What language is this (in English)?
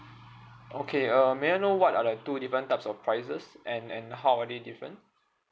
English